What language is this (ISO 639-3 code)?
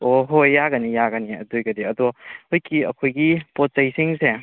mni